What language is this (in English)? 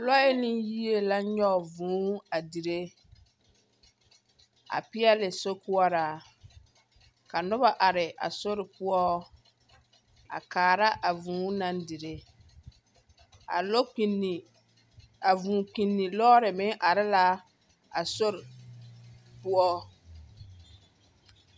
Southern Dagaare